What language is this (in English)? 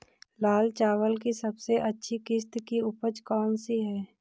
Hindi